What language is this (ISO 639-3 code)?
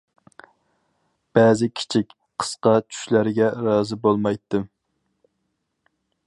uig